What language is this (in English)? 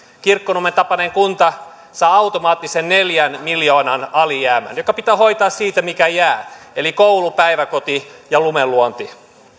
Finnish